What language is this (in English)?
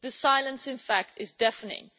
English